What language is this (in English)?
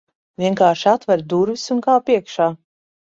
Latvian